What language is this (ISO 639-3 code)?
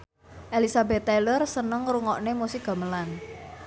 jav